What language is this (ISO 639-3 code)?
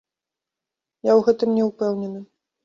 bel